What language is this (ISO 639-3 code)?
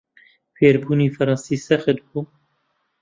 ckb